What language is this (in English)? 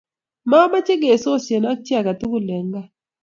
Kalenjin